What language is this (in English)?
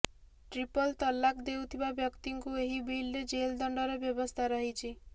Odia